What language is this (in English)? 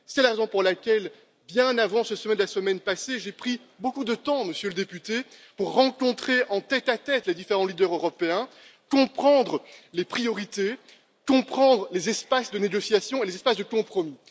French